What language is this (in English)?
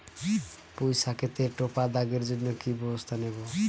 Bangla